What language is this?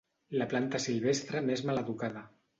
Catalan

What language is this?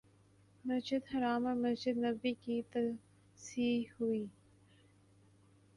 Urdu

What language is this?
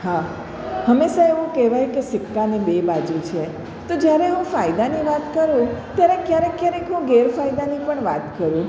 Gujarati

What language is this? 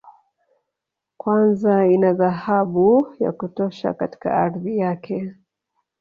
Swahili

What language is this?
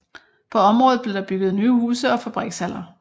Danish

